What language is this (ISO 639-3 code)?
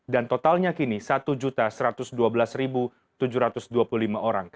ind